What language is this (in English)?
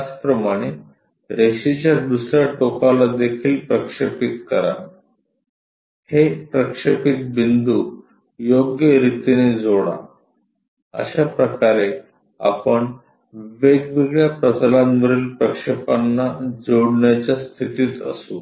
Marathi